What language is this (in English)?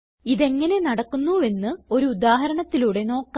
Malayalam